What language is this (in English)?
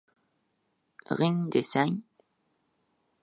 Uzbek